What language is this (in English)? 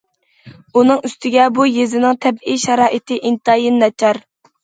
Uyghur